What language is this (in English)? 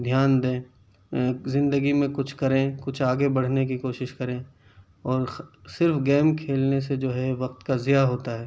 Urdu